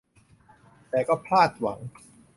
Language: Thai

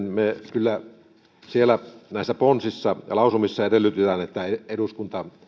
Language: Finnish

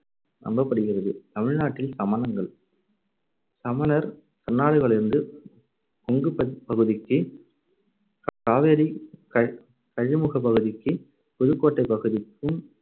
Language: Tamil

